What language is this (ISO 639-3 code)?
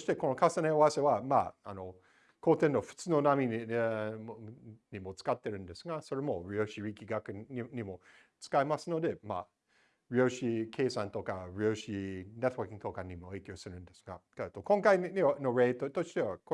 jpn